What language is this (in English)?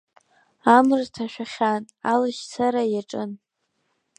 Abkhazian